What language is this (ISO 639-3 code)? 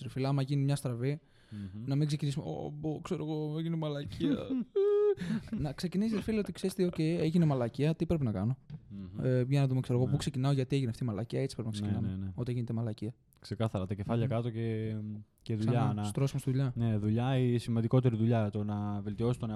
ell